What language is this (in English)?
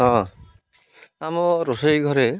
Odia